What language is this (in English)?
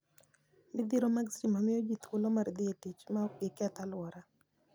Luo (Kenya and Tanzania)